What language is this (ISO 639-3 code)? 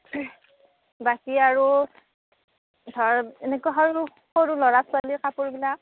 asm